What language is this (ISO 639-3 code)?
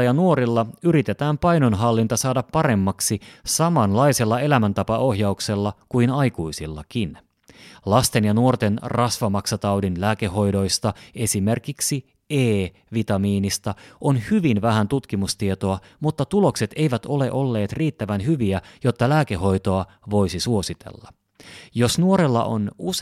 fin